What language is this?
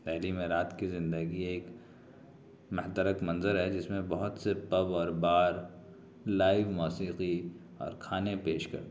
Urdu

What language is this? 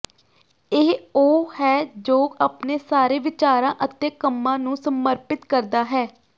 Punjabi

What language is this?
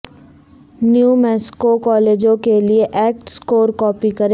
Urdu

